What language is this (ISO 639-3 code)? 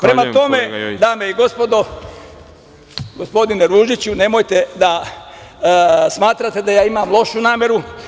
srp